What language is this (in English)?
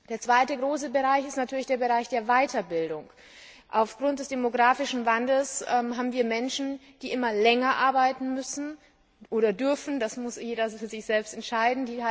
German